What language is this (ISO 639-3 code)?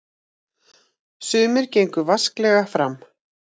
isl